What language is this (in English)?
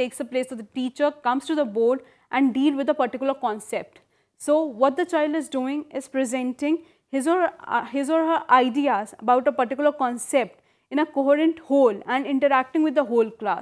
English